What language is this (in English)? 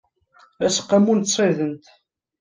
Kabyle